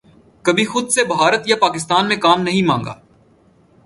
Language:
Urdu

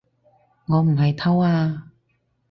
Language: Cantonese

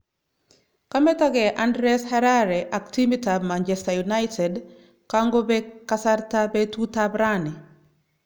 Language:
Kalenjin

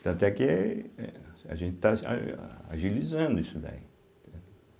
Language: Portuguese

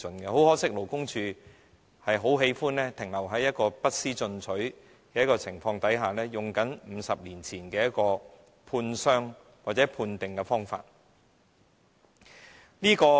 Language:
Cantonese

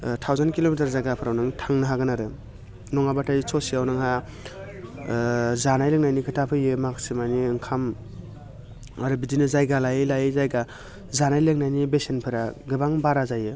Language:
Bodo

